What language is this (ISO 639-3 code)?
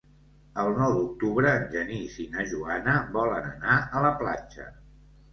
cat